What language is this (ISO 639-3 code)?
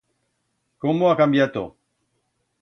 arg